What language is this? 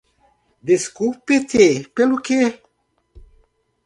Portuguese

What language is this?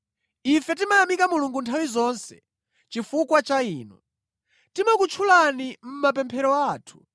Nyanja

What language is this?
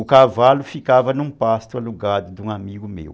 Portuguese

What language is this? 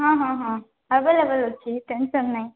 Odia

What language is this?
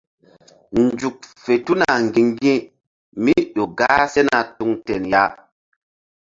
Mbum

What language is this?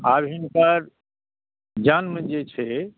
Maithili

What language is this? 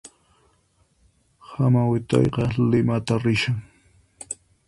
Puno Quechua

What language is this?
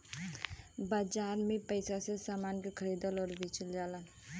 Bhojpuri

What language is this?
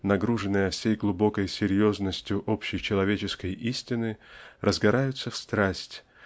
Russian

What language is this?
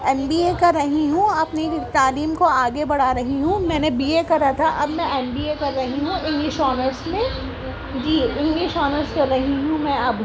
Urdu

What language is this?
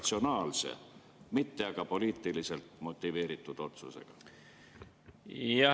Estonian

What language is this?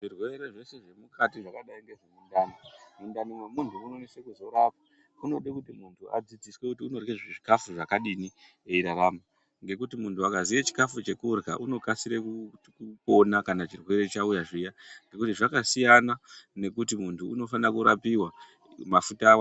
Ndau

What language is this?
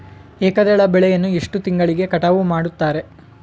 Kannada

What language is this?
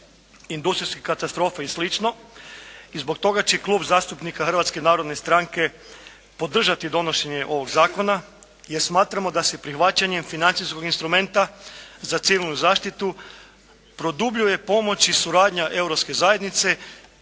Croatian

